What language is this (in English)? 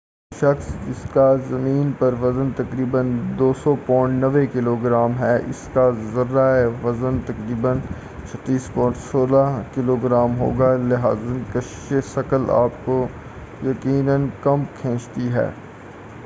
Urdu